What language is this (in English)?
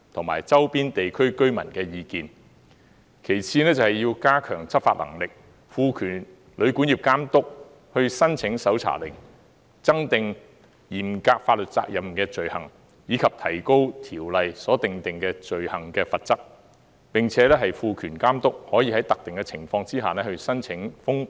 Cantonese